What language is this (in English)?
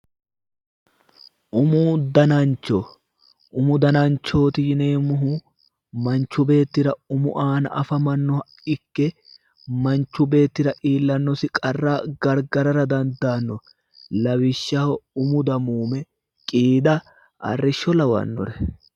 Sidamo